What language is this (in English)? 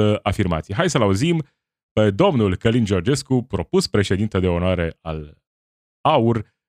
Romanian